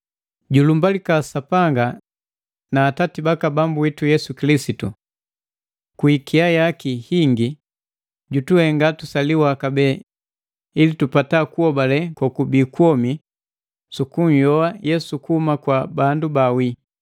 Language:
Matengo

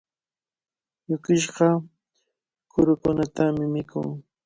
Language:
Cajatambo North Lima Quechua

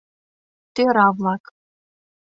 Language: Mari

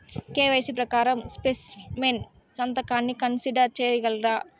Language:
Telugu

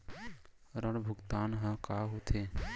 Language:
Chhattisgarhi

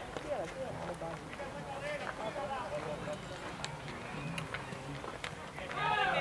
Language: Italian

